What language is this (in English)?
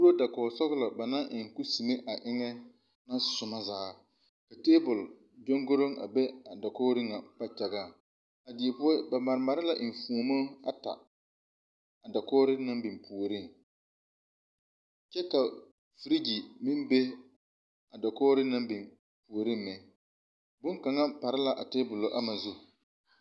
Southern Dagaare